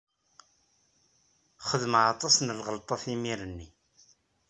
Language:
Kabyle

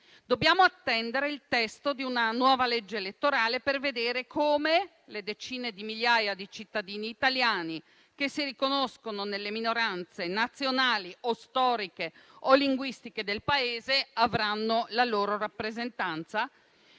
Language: Italian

